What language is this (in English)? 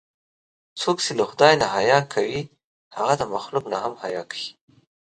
Pashto